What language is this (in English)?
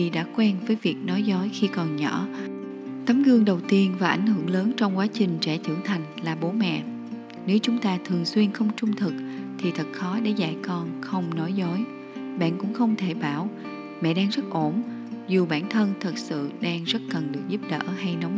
Vietnamese